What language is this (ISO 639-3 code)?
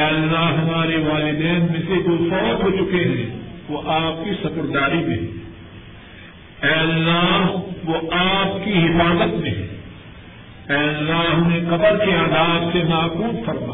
urd